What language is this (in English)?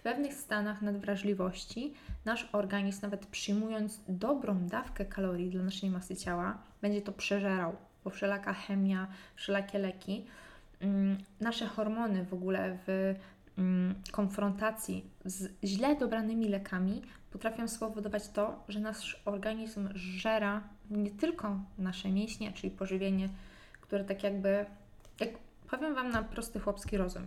Polish